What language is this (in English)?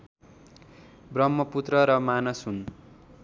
Nepali